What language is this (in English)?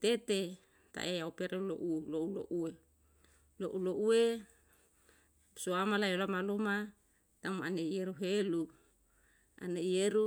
Yalahatan